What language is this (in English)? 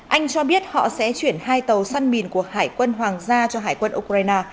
Vietnamese